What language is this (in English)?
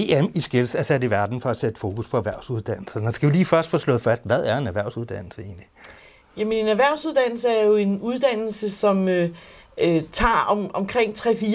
Danish